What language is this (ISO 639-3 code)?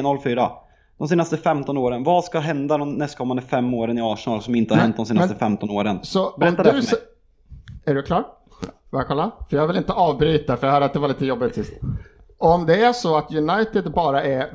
swe